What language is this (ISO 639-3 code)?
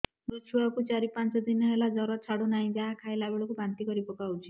ori